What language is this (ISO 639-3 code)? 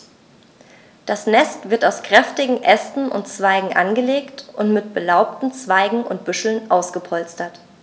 deu